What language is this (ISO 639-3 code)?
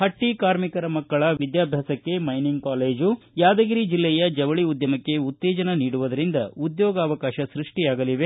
kan